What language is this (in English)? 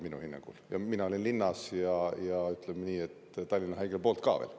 Estonian